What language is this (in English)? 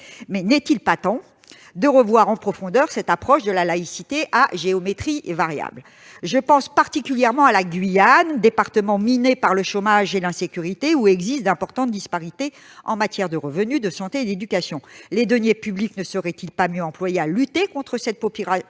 French